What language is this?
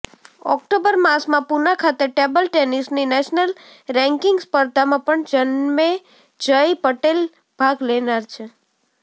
Gujarati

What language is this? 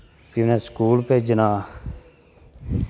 Dogri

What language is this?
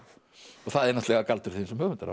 Icelandic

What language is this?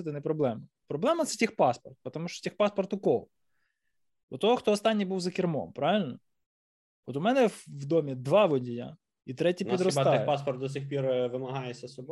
Ukrainian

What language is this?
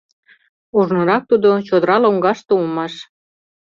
Mari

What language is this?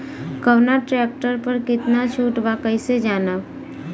Bhojpuri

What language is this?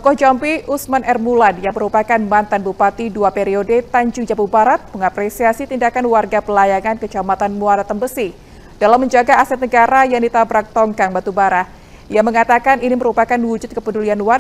Indonesian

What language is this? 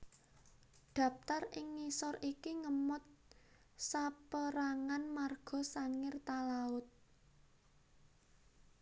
Javanese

